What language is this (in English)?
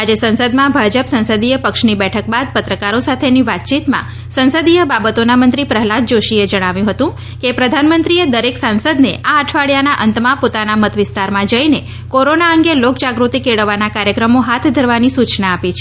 Gujarati